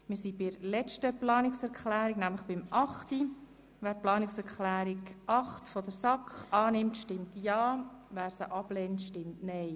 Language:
Swiss German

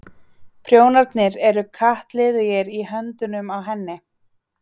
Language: Icelandic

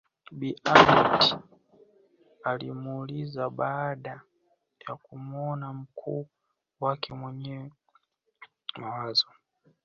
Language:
Swahili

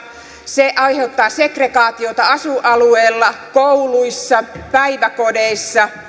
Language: Finnish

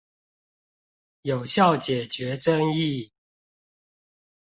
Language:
Chinese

